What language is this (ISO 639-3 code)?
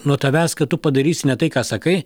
lit